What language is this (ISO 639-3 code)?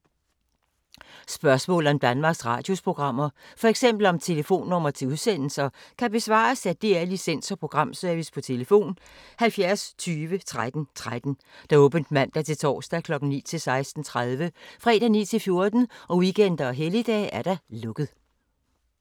dan